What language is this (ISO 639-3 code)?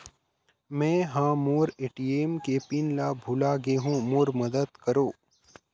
hne